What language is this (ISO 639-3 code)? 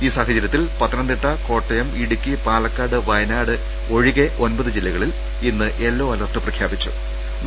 mal